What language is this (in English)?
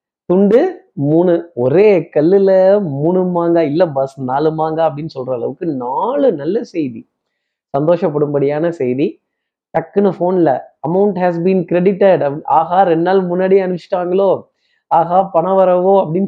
Tamil